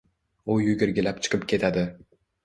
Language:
Uzbek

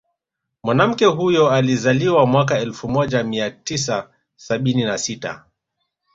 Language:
Swahili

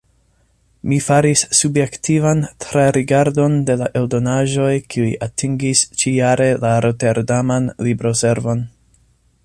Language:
Esperanto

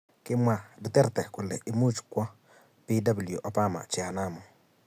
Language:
Kalenjin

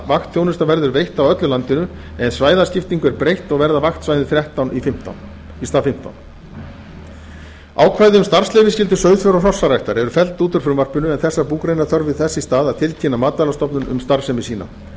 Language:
Icelandic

